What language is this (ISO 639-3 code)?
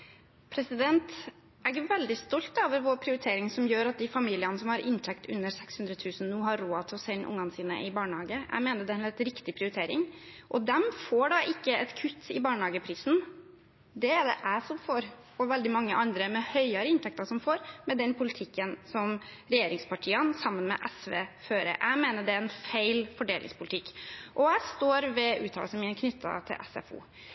nob